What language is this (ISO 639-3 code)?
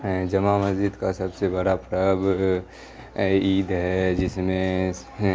urd